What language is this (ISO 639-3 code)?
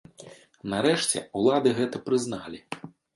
bel